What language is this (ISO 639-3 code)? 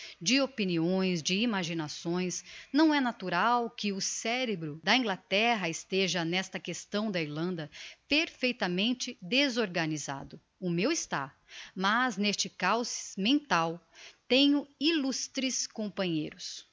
por